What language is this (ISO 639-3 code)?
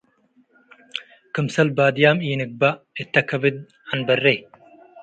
tig